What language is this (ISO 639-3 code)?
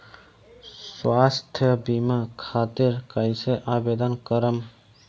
bho